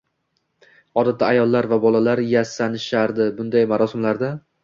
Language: Uzbek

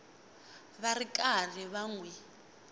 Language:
Tsonga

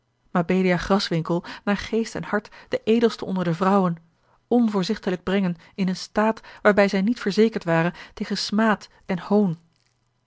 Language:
Dutch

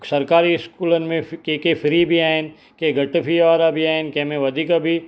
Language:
Sindhi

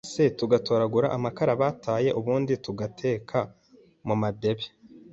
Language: Kinyarwanda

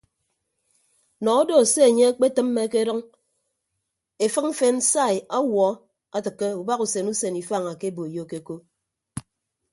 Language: Ibibio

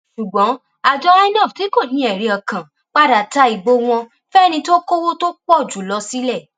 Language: Yoruba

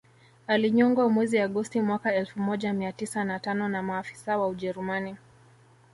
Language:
Swahili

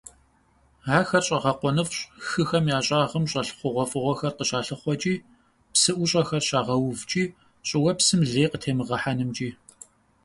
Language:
Kabardian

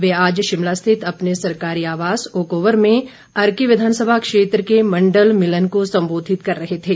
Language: Hindi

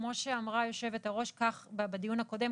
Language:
Hebrew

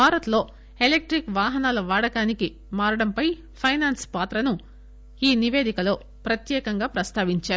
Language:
Telugu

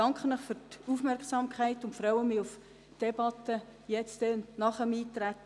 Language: Swiss German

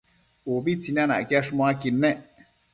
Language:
Matsés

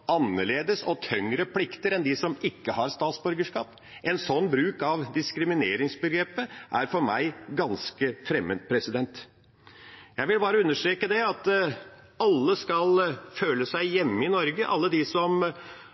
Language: Norwegian Bokmål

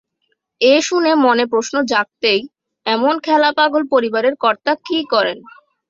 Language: Bangla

